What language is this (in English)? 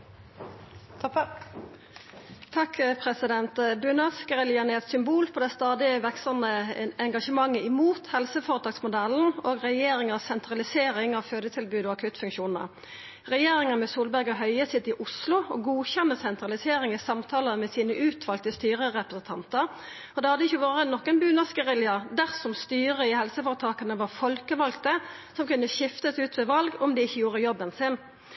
Norwegian Nynorsk